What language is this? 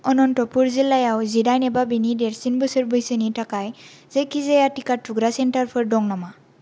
Bodo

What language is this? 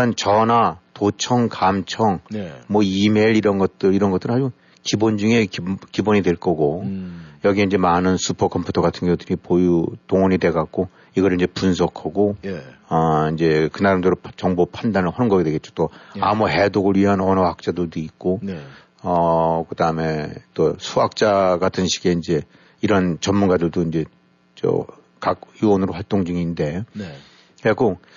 Korean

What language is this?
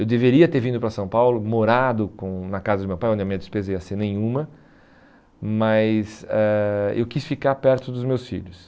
Portuguese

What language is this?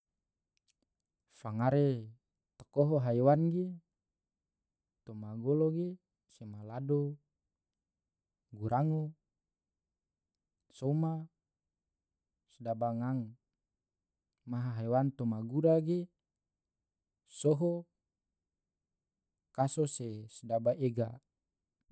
Tidore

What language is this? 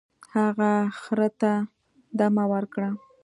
Pashto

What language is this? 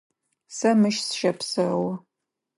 Adyghe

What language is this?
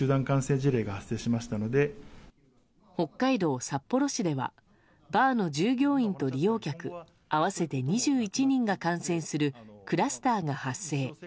Japanese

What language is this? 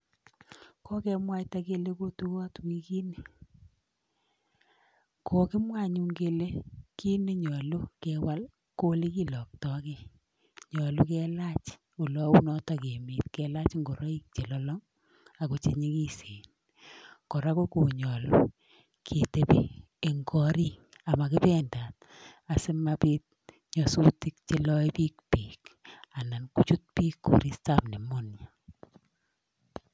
Kalenjin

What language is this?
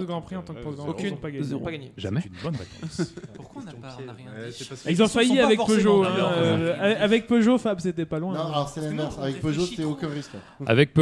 French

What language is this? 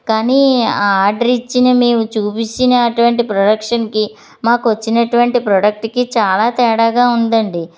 Telugu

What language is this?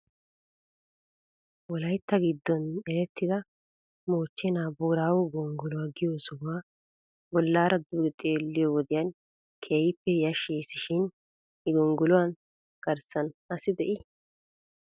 Wolaytta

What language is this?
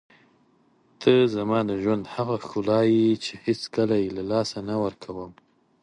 Pashto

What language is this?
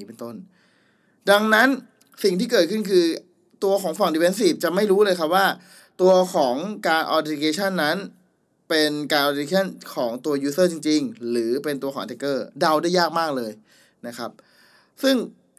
Thai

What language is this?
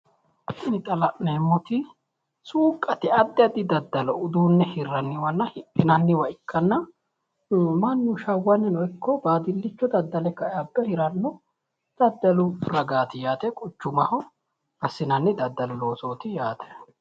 Sidamo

